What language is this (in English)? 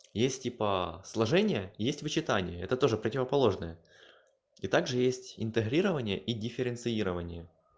Russian